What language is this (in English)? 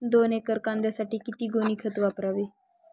Marathi